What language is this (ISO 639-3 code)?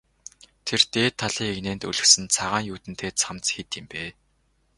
mon